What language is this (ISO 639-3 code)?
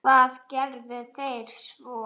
isl